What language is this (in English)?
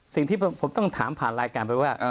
Thai